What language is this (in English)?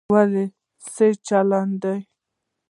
Pashto